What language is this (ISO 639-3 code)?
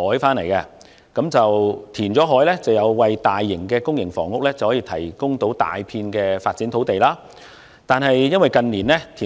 yue